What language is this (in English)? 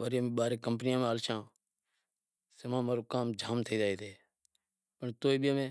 Wadiyara Koli